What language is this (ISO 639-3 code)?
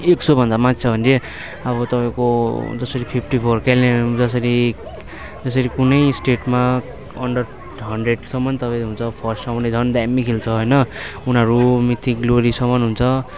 nep